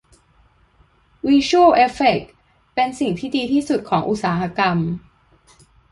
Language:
Thai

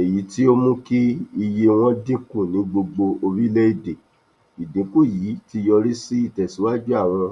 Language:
Yoruba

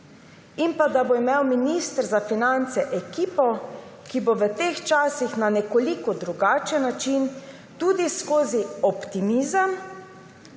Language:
Slovenian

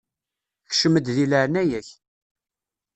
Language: Kabyle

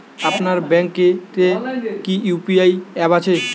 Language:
Bangla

